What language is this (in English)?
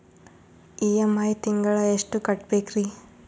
Kannada